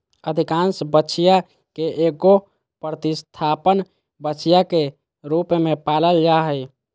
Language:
Magahi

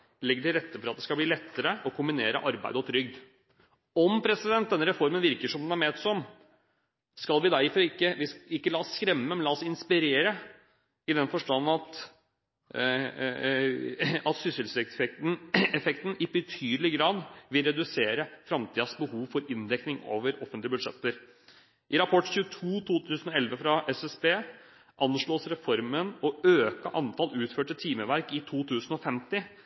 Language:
Norwegian Bokmål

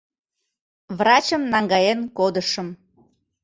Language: Mari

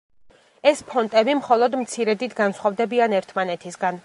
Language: Georgian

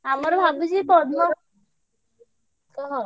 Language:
Odia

